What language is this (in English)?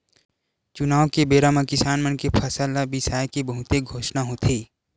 Chhattisgarhi